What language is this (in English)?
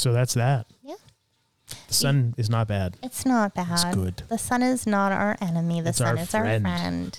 English